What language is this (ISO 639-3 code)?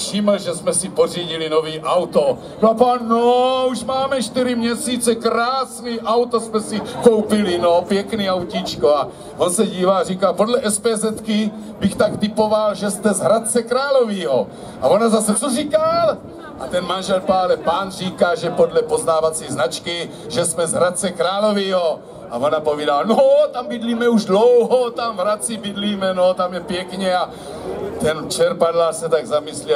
ces